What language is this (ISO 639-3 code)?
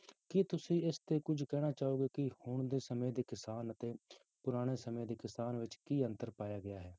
pan